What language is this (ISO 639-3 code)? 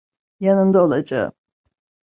tur